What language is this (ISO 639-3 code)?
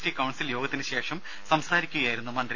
mal